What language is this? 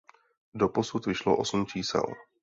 Czech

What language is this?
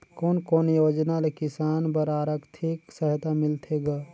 Chhattisgarhi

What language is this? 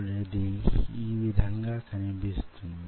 Telugu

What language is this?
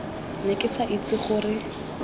Tswana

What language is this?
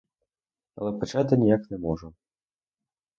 Ukrainian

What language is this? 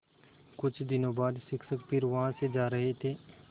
Hindi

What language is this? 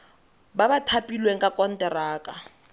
Tswana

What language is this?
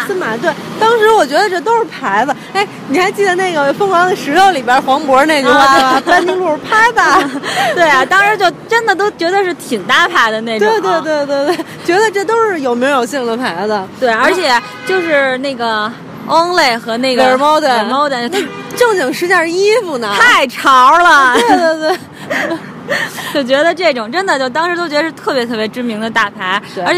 Chinese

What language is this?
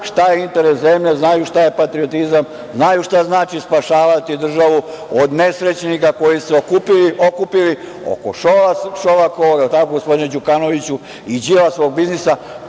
Serbian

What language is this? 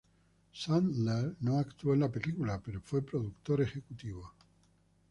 Spanish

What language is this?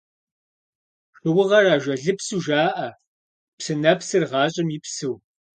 Kabardian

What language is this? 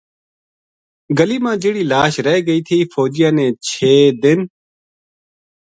Gujari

